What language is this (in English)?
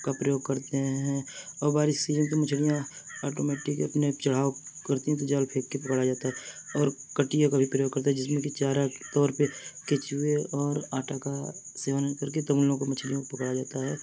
Urdu